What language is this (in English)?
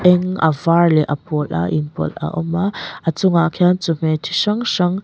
Mizo